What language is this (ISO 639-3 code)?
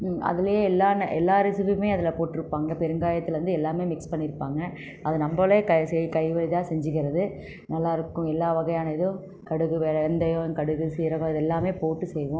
tam